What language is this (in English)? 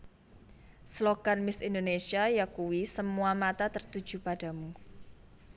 Javanese